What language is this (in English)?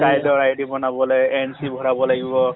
Assamese